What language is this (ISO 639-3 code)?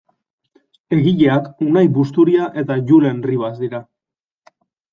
eus